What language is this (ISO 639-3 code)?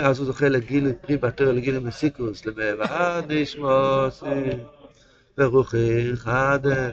heb